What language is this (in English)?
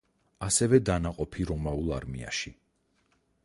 Georgian